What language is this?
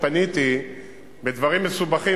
Hebrew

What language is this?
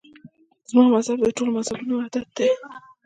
Pashto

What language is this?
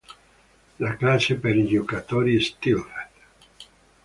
Italian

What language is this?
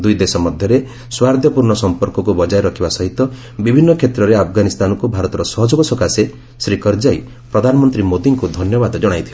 Odia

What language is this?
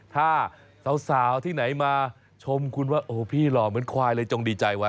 Thai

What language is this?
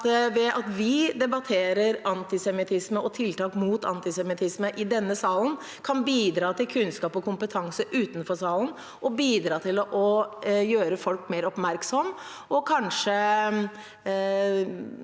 Norwegian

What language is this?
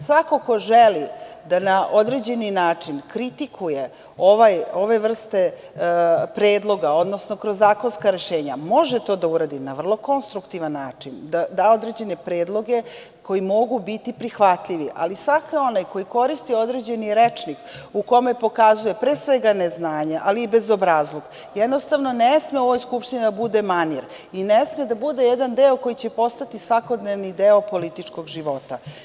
Serbian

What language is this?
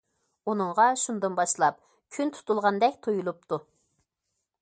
Uyghur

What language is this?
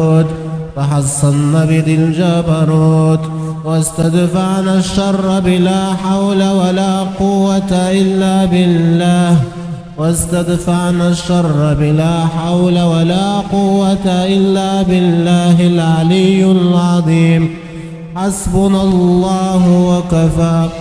Arabic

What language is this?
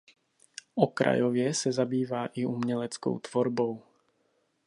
Czech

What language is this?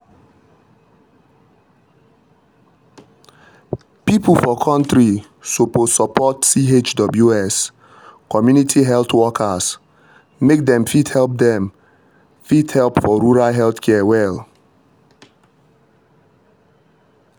Nigerian Pidgin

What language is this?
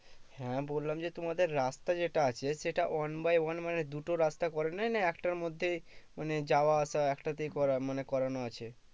Bangla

